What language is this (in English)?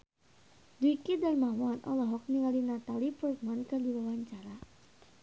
Sundanese